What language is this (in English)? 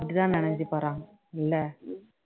Tamil